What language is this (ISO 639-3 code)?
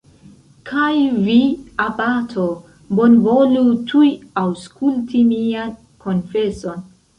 epo